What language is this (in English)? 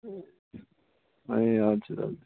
Nepali